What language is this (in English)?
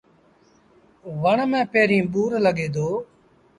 Sindhi Bhil